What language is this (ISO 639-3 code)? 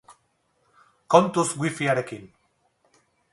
eus